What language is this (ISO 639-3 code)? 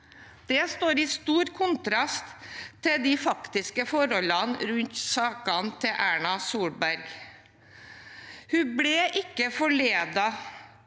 nor